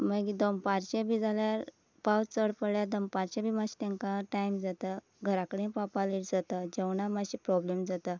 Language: Konkani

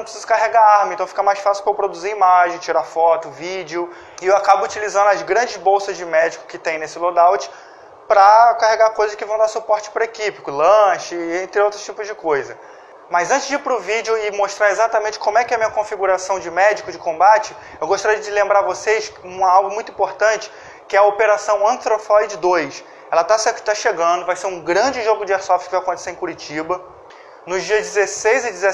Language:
Portuguese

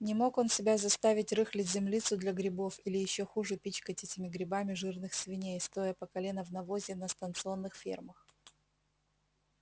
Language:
Russian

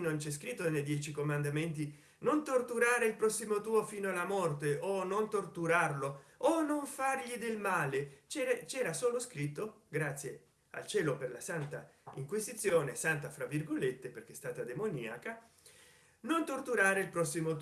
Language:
Italian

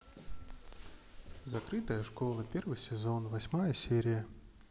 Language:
Russian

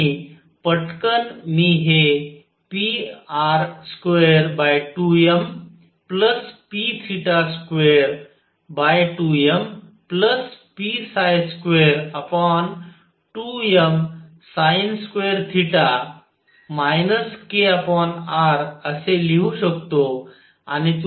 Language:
Marathi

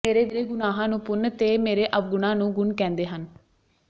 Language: Punjabi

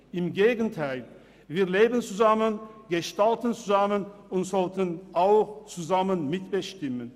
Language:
Swiss German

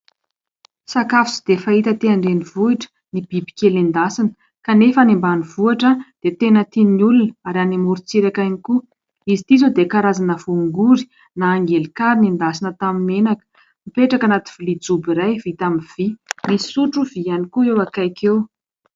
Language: Malagasy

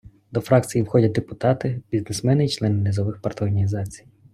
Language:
Ukrainian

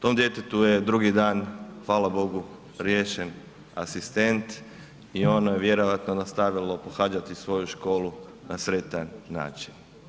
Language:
Croatian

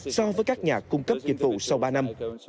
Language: Vietnamese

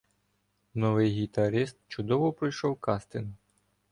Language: Ukrainian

